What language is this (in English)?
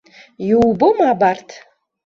Abkhazian